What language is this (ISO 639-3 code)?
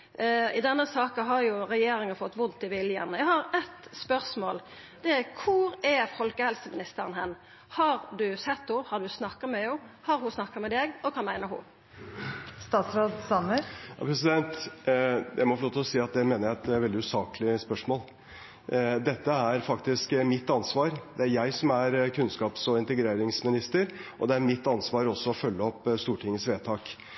nor